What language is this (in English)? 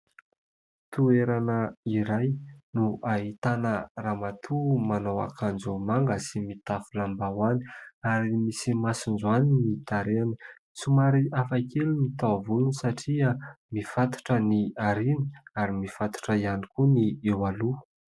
Malagasy